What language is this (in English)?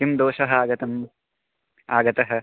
Sanskrit